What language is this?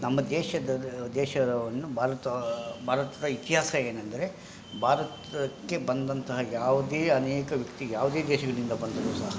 Kannada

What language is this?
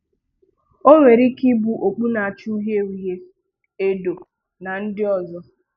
Igbo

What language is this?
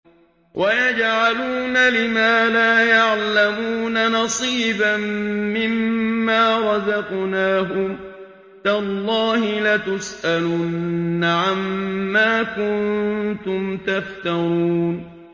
Arabic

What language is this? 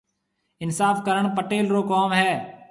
Marwari (Pakistan)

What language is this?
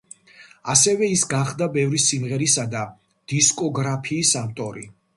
Georgian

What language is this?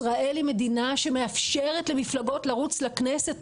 Hebrew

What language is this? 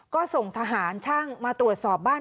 Thai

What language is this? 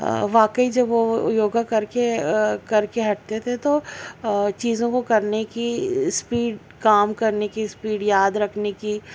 Urdu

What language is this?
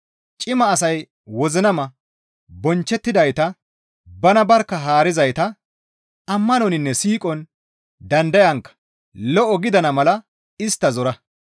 Gamo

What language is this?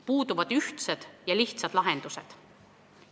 Estonian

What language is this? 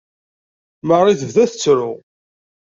Kabyle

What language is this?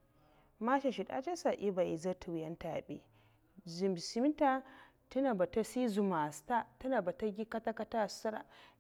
Mafa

